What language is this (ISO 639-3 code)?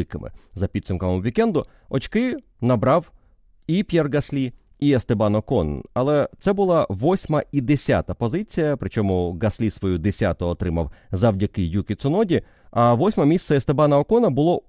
ukr